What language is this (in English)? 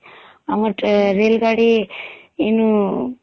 Odia